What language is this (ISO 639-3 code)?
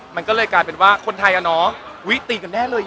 tha